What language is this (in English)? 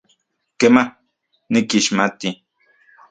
Central Puebla Nahuatl